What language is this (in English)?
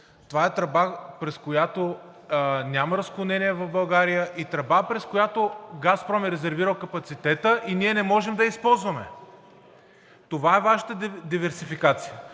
Bulgarian